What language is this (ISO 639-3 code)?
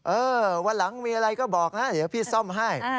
tha